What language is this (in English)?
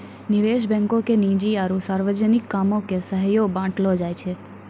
Maithili